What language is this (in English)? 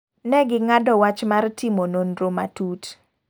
Luo (Kenya and Tanzania)